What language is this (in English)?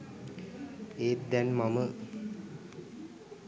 Sinhala